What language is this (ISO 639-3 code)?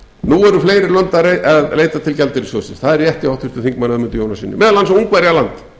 isl